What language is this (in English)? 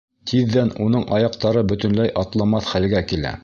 Bashkir